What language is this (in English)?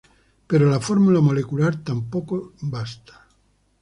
Spanish